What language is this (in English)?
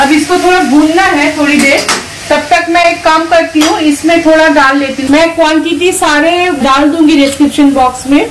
Hindi